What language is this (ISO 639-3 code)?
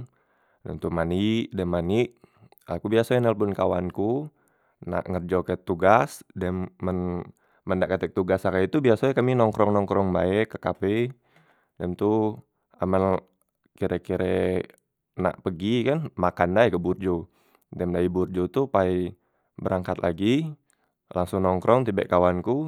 mui